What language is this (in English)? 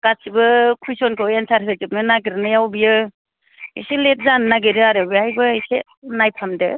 Bodo